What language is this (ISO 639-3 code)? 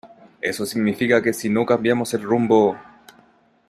spa